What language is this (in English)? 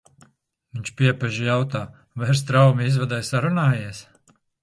Latvian